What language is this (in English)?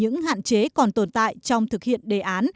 Vietnamese